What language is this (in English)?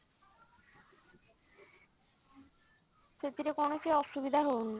Odia